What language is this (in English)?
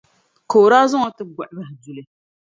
Dagbani